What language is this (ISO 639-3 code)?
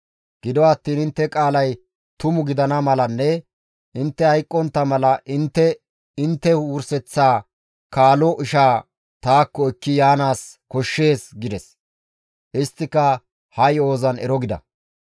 gmv